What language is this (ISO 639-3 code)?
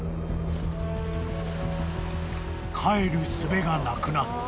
jpn